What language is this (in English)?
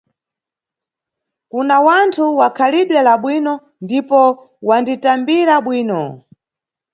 Nyungwe